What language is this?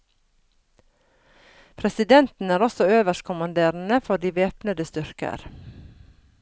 Norwegian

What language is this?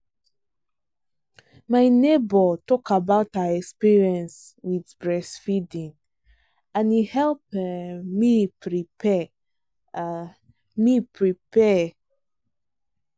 Nigerian Pidgin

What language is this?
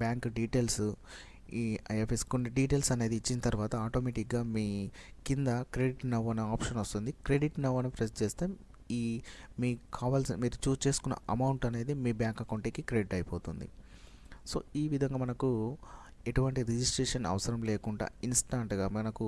Telugu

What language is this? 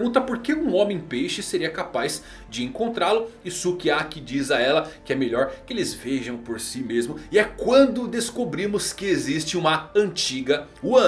Portuguese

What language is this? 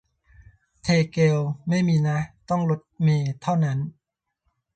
Thai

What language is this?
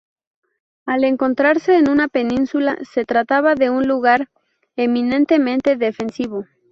Spanish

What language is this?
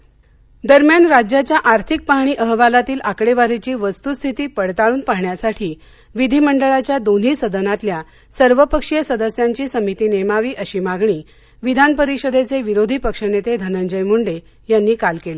Marathi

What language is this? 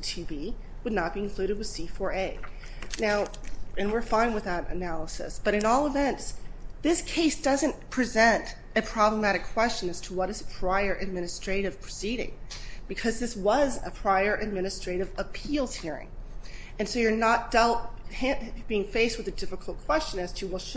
English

